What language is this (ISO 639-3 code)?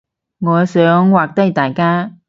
yue